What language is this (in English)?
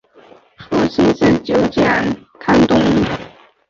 Chinese